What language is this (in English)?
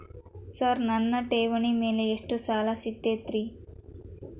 Kannada